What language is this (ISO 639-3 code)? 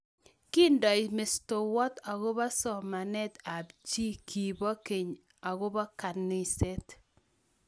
kln